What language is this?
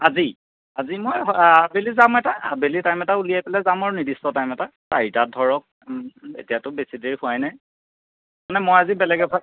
Assamese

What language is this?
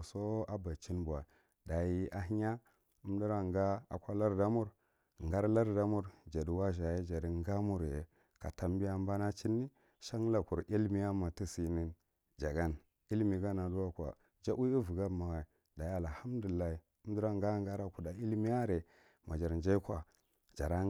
Marghi Central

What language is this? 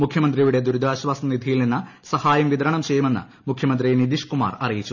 Malayalam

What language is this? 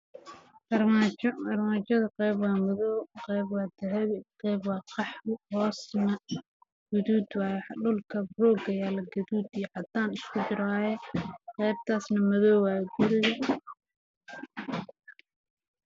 Somali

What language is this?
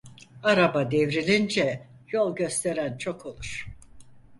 Turkish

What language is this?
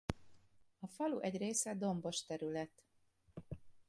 Hungarian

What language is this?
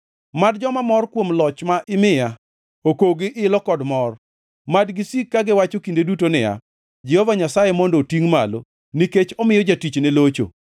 Luo (Kenya and Tanzania)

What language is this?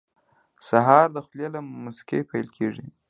Pashto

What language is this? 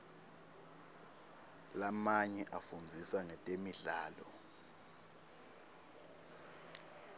Swati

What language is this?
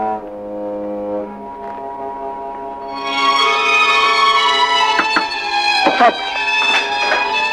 Arabic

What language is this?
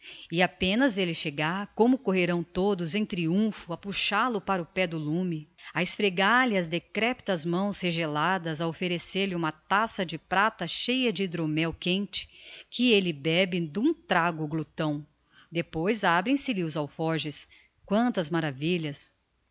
Portuguese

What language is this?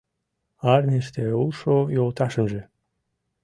Mari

